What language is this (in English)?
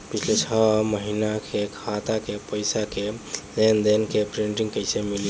Bhojpuri